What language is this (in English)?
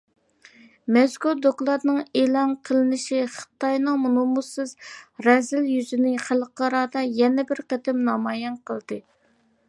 Uyghur